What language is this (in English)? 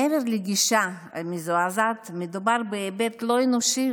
Hebrew